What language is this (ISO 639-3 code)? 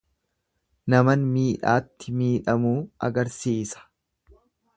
orm